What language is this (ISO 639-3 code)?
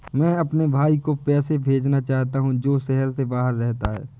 hin